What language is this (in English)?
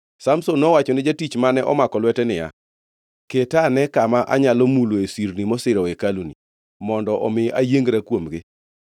Luo (Kenya and Tanzania)